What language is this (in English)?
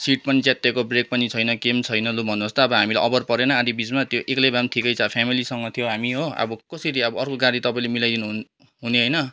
Nepali